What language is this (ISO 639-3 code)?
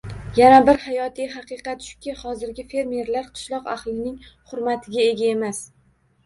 uzb